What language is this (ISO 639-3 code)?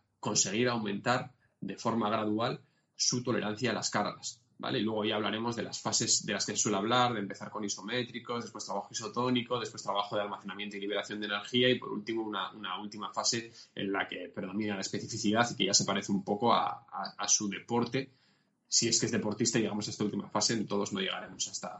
spa